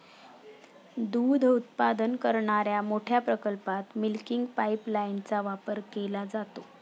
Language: Marathi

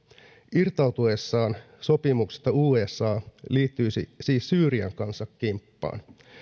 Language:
Finnish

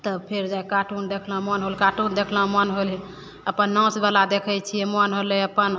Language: Maithili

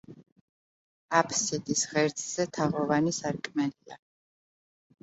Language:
Georgian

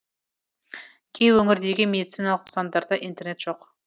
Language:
Kazakh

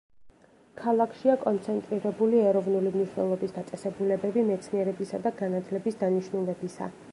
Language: Georgian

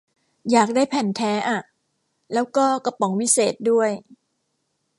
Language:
Thai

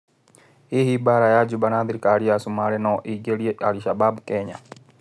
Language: Kikuyu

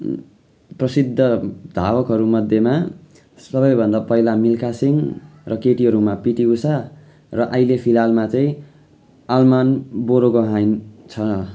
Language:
Nepali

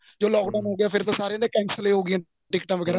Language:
Punjabi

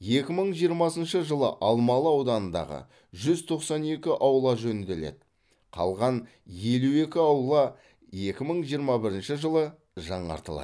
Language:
Kazakh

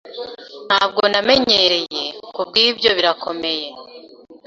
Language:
Kinyarwanda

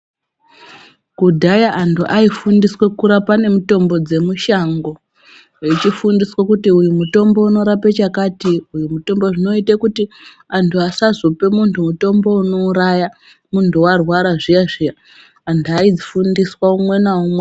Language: Ndau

